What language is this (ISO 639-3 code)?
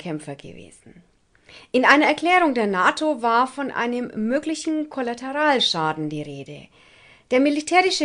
deu